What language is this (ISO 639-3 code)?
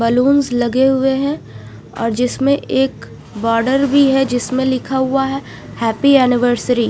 hin